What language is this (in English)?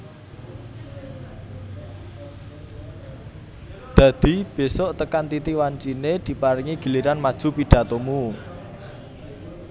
Javanese